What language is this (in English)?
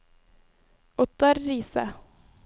Norwegian